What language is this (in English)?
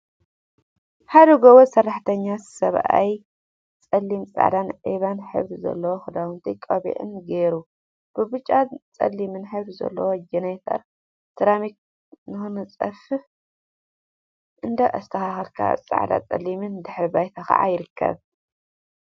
Tigrinya